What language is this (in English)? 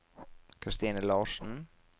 Norwegian